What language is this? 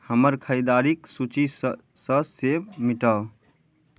Maithili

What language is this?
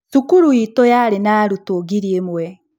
Kikuyu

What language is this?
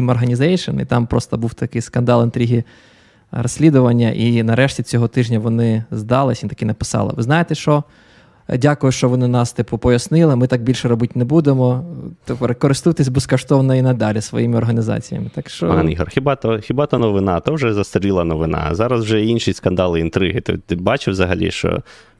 Ukrainian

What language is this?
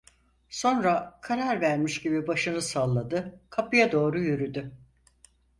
Turkish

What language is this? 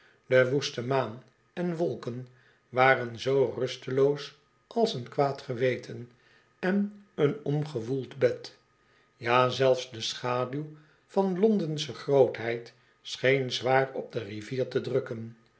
Dutch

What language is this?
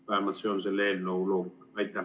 Estonian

